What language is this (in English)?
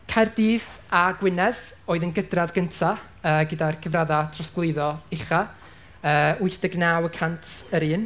Welsh